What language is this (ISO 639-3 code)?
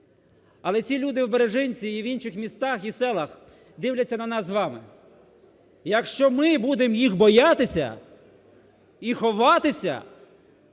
ukr